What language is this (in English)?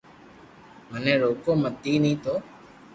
Loarki